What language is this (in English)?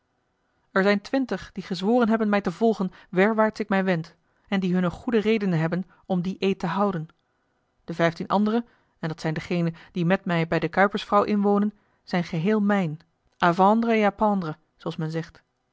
Dutch